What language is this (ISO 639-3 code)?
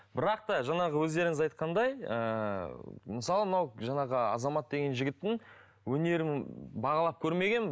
kaz